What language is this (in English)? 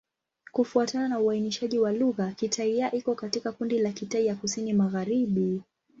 Swahili